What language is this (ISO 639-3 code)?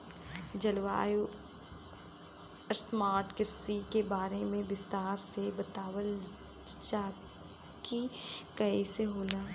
bho